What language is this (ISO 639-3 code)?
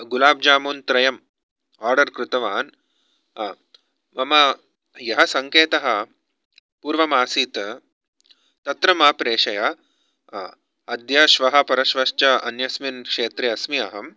san